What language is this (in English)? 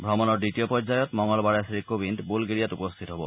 Assamese